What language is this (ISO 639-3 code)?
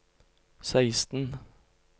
nor